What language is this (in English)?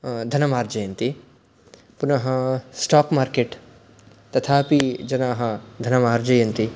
Sanskrit